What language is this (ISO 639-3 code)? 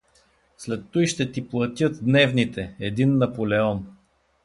bul